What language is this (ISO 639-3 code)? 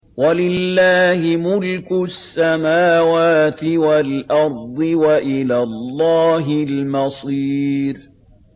ara